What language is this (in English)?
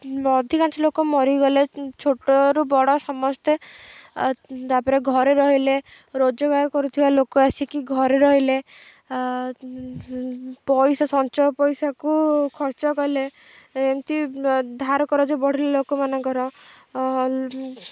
Odia